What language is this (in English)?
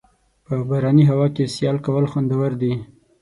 Pashto